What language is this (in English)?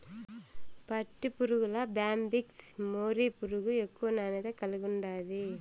Telugu